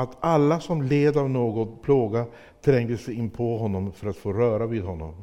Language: Swedish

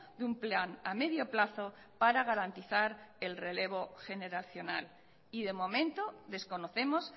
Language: Spanish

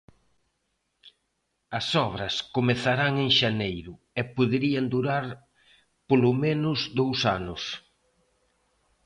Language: Galician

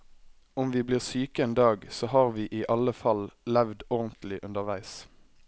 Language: Norwegian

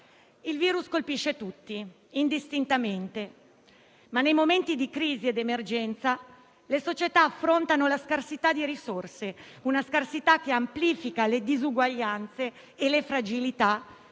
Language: Italian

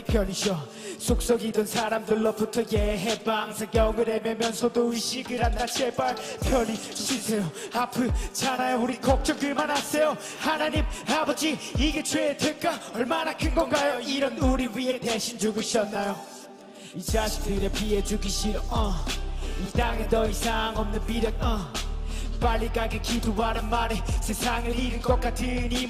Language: Korean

